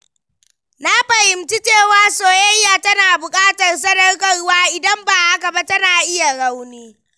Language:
Hausa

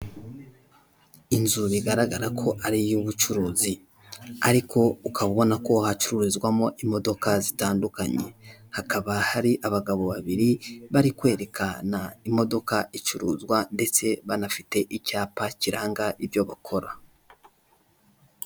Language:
Kinyarwanda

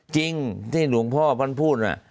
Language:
Thai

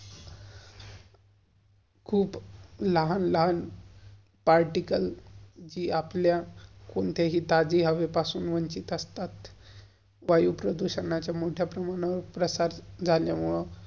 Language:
Marathi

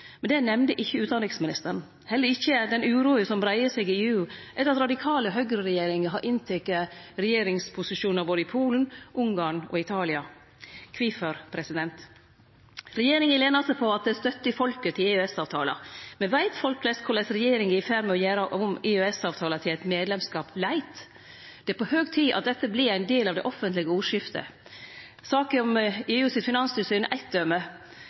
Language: Norwegian Nynorsk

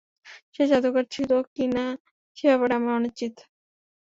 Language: Bangla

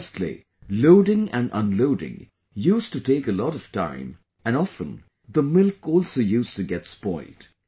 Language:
English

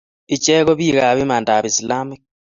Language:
Kalenjin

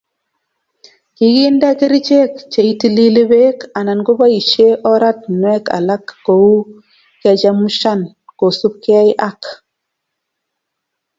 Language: Kalenjin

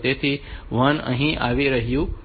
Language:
Gujarati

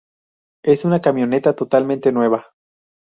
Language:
Spanish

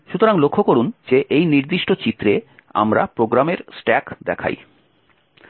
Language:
Bangla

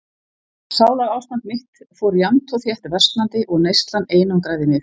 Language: Icelandic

